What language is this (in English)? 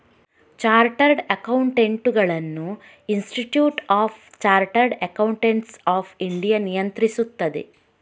Kannada